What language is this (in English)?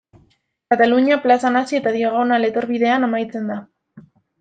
Basque